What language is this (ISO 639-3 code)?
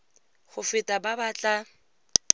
tsn